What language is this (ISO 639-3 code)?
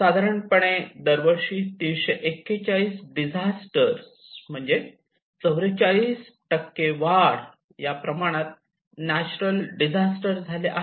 mar